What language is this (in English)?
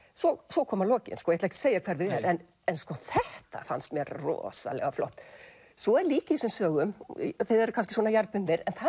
Icelandic